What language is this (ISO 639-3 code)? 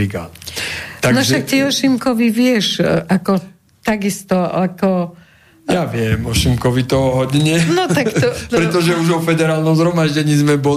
slk